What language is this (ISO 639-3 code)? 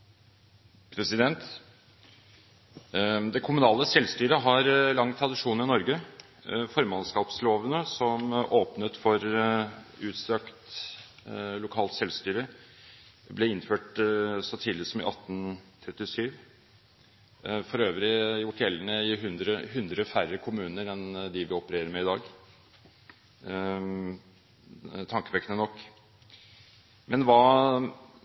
nob